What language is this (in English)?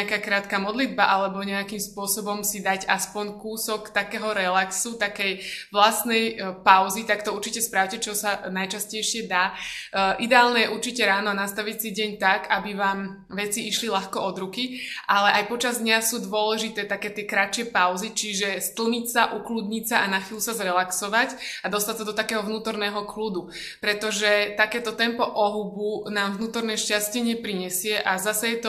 Slovak